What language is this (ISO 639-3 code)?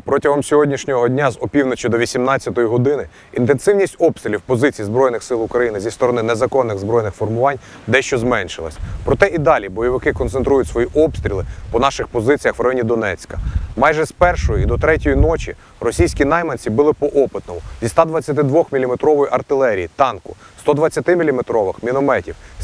ukr